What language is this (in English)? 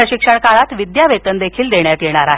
Marathi